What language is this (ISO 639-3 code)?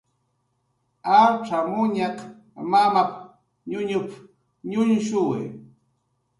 jqr